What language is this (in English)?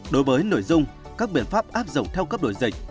Vietnamese